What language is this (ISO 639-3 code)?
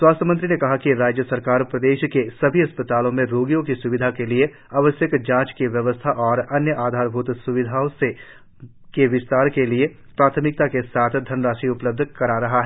hin